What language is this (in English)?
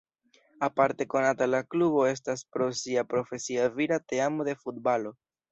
Esperanto